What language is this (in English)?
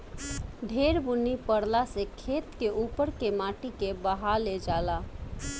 Bhojpuri